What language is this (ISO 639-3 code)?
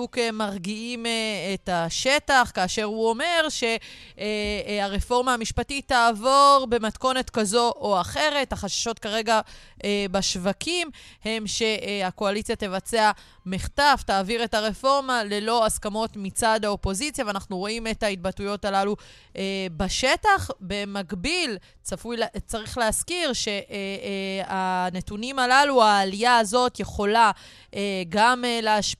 heb